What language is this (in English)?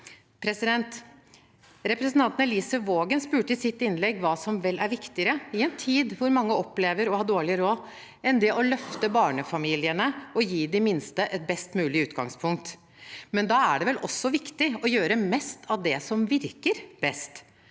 Norwegian